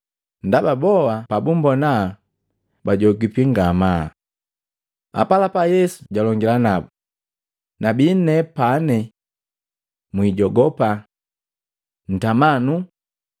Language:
Matengo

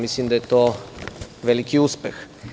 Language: Serbian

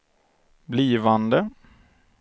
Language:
Swedish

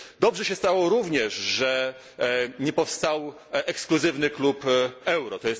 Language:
Polish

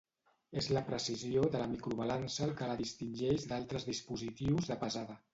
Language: Catalan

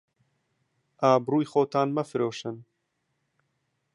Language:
Central Kurdish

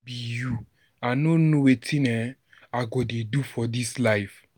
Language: Nigerian Pidgin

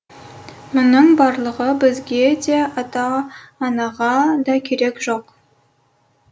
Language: Kazakh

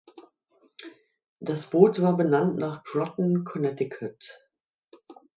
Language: German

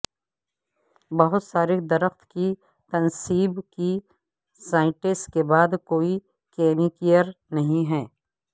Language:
Urdu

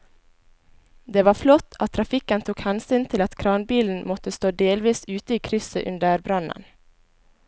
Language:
Norwegian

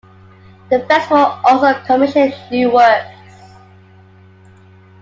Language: English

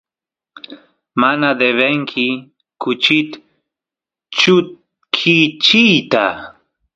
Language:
Santiago del Estero Quichua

